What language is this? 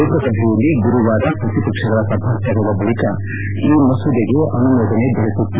Kannada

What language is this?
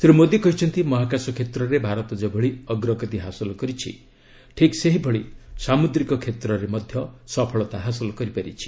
Odia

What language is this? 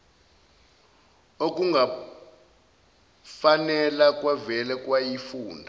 Zulu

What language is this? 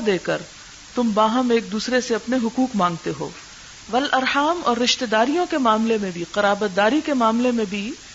Urdu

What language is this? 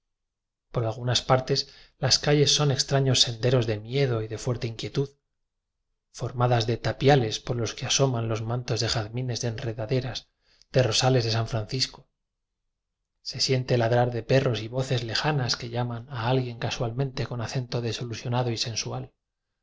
Spanish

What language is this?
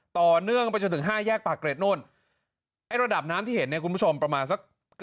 Thai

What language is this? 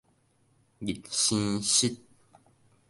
Min Nan Chinese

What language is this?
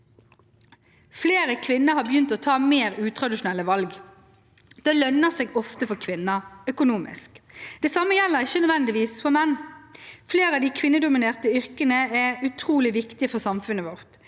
Norwegian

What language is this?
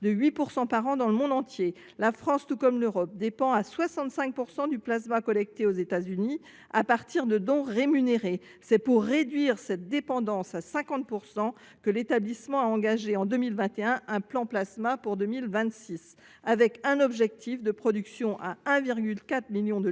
French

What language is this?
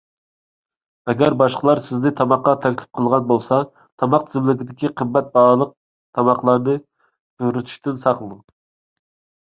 Uyghur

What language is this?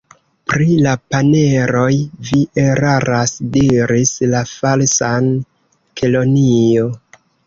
Esperanto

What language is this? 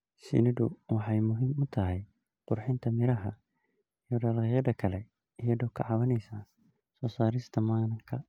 Somali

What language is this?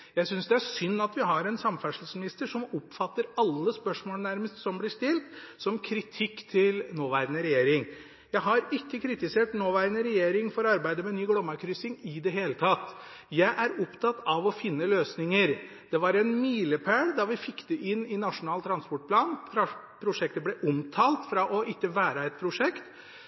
Norwegian Bokmål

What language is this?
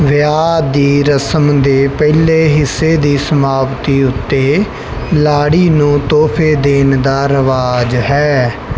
Punjabi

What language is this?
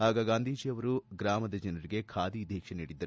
Kannada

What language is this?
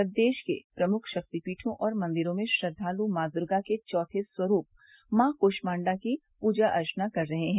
Hindi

